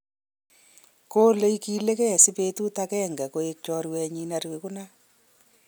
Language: Kalenjin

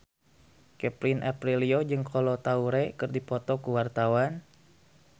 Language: Sundanese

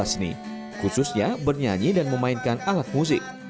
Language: Indonesian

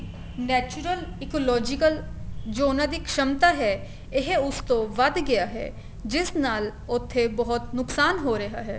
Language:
Punjabi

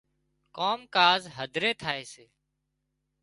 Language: Wadiyara Koli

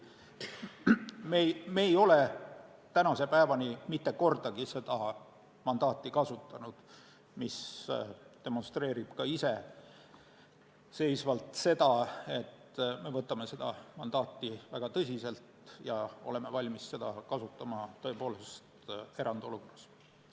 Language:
Estonian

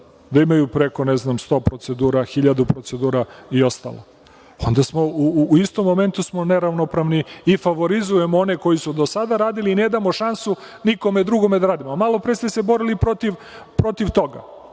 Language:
Serbian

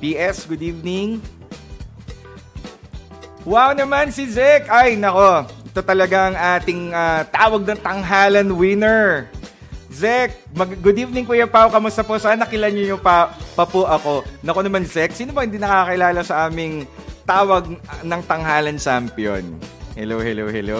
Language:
Filipino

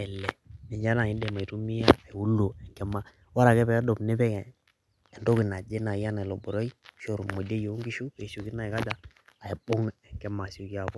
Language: Masai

